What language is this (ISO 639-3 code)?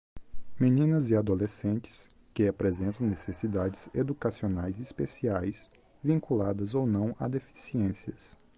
por